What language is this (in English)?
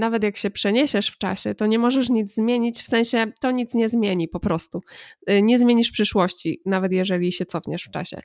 Polish